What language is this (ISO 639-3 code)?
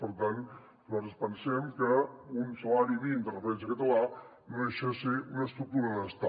cat